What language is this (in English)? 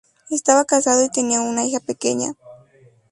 Spanish